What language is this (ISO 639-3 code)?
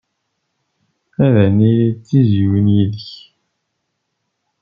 kab